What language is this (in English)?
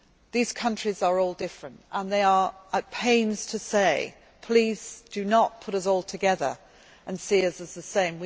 English